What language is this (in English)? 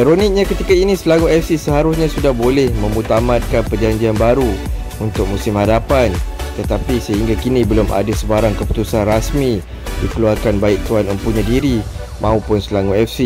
Malay